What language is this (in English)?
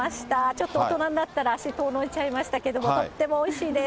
Japanese